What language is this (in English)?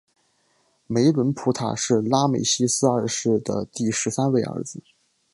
Chinese